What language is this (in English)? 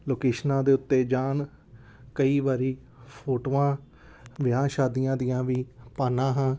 Punjabi